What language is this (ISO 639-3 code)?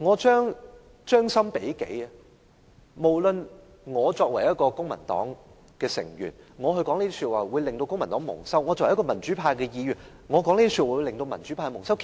yue